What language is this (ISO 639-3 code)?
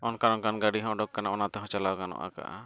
sat